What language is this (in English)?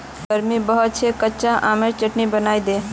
Magahi